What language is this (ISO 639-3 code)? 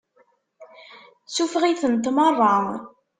kab